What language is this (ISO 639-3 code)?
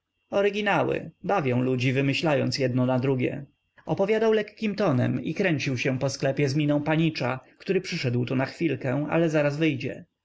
pol